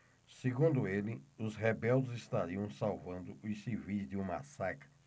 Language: Portuguese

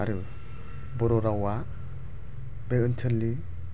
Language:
Bodo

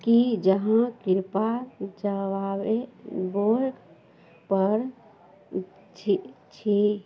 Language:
Maithili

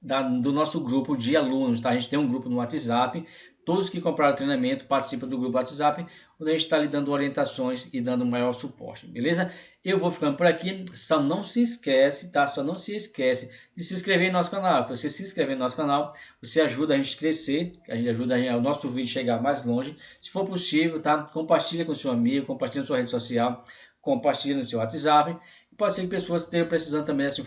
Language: Portuguese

